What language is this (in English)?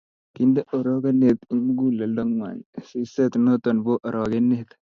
Kalenjin